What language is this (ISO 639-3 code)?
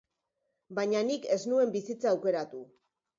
eus